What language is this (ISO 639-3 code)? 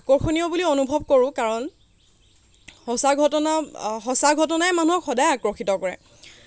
asm